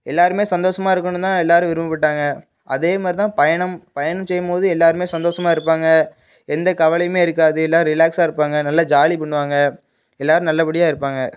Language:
Tamil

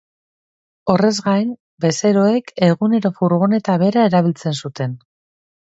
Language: Basque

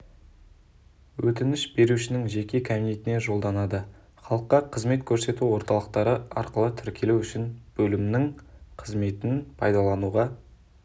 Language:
Kazakh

